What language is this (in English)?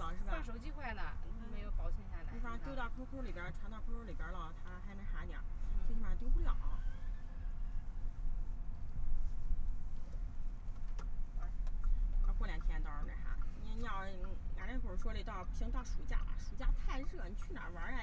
Chinese